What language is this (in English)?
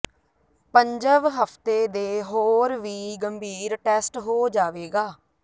Punjabi